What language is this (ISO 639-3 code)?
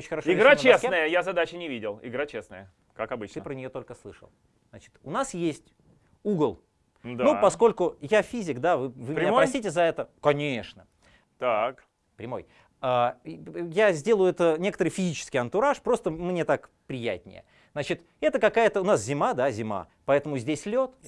rus